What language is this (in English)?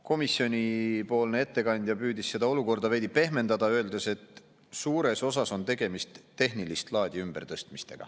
Estonian